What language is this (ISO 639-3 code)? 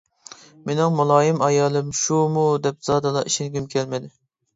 uig